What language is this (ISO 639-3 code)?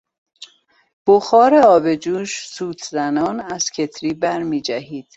fas